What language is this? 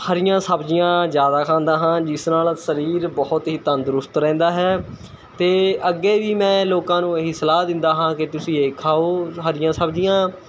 Punjabi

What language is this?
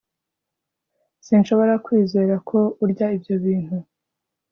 Kinyarwanda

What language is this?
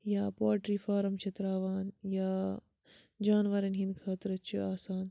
Kashmiri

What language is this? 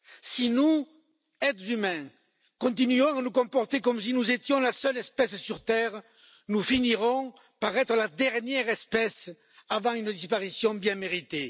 French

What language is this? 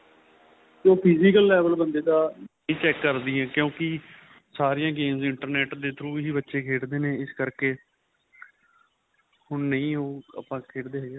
Punjabi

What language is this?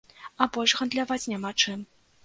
Belarusian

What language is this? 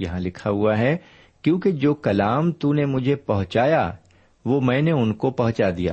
Urdu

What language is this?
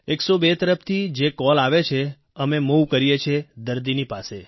Gujarati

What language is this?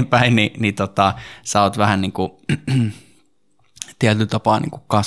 Finnish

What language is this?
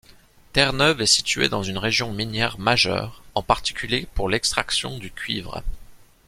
French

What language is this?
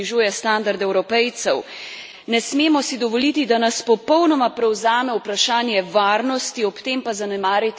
Slovenian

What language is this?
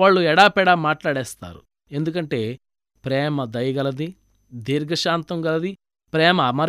Telugu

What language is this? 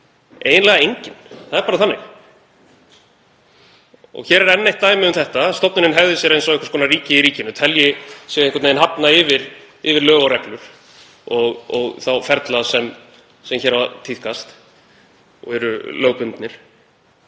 Icelandic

